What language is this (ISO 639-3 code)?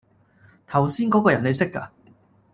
yue